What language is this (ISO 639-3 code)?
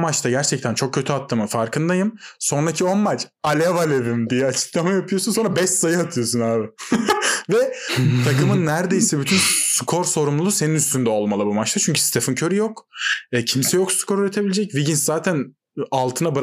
tur